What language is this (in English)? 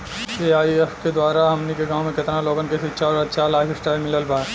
Bhojpuri